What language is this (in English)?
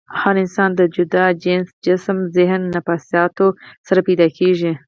Pashto